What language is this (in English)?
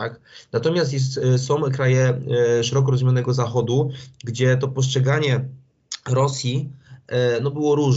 Polish